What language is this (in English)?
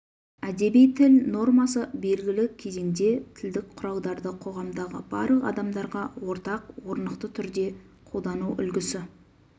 Kazakh